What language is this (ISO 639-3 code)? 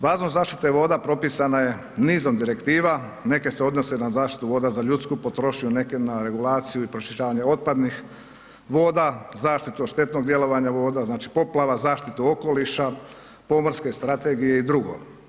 hrv